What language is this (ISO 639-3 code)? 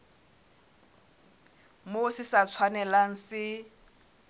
sot